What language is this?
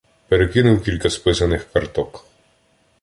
Ukrainian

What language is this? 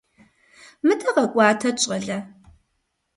Kabardian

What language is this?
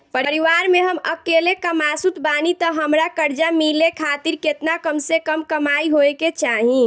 Bhojpuri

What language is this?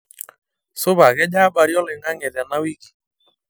Masai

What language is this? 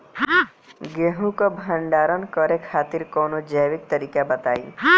Bhojpuri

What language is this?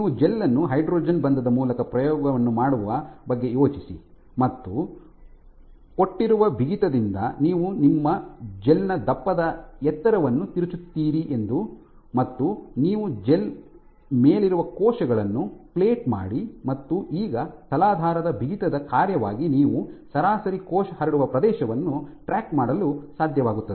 Kannada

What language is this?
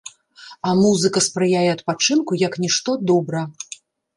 Belarusian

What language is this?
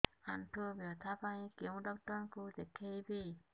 Odia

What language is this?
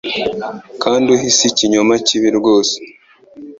Kinyarwanda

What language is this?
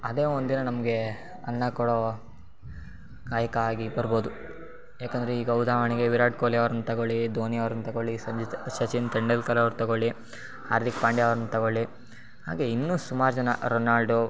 Kannada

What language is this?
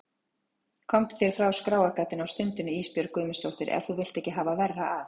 Icelandic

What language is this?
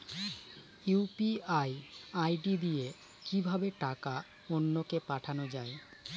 Bangla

